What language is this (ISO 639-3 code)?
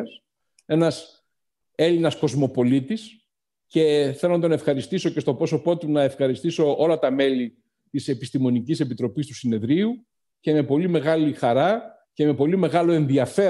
ell